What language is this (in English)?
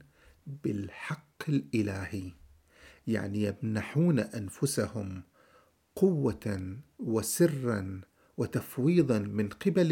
Arabic